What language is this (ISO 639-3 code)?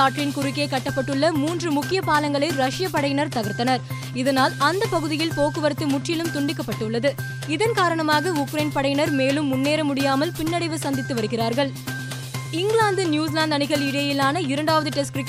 tam